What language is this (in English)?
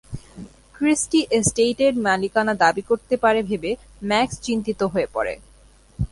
Bangla